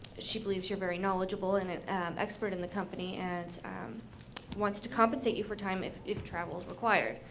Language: English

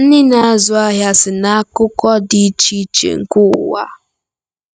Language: Igbo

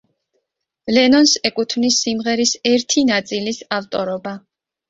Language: Georgian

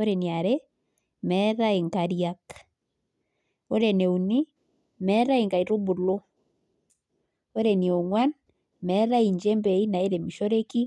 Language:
Masai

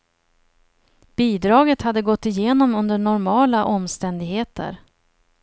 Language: Swedish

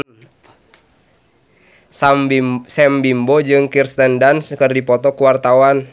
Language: Sundanese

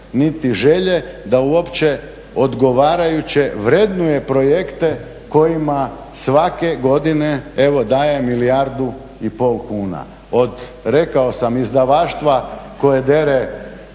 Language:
Croatian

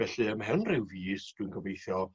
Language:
Welsh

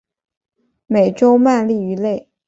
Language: Chinese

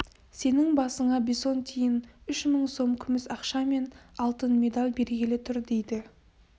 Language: Kazakh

